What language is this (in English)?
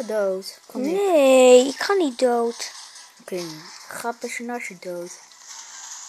Dutch